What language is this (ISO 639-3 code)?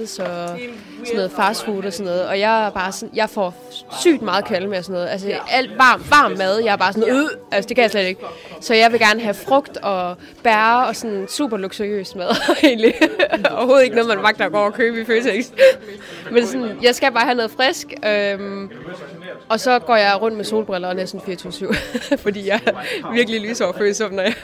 dan